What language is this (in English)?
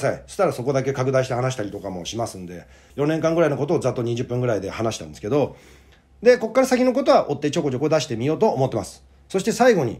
Japanese